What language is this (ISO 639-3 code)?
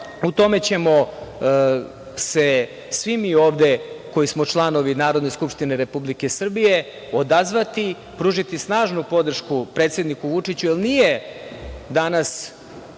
srp